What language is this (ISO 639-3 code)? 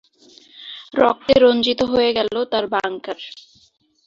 ben